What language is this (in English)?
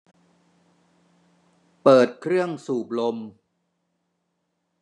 Thai